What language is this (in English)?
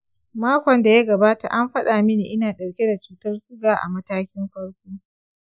Hausa